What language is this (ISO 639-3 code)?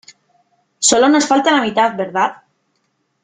spa